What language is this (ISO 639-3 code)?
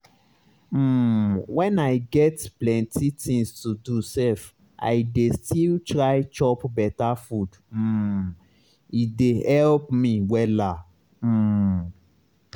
pcm